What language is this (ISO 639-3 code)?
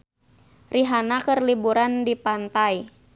sun